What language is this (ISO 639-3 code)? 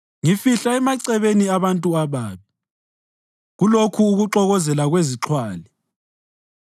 nde